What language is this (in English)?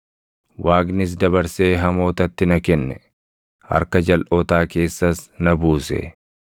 Oromo